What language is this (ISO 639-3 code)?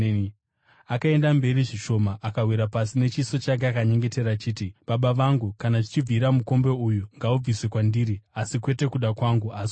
sna